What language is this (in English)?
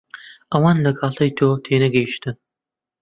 Central Kurdish